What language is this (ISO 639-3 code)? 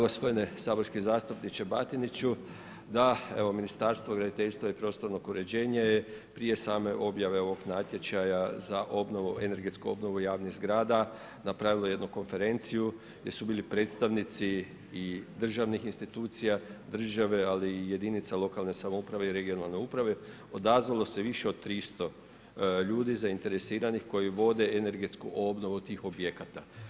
hrv